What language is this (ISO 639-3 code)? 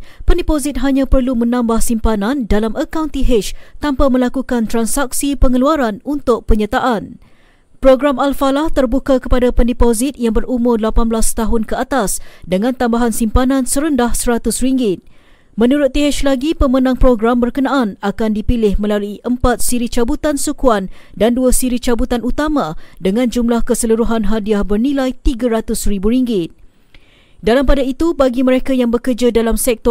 msa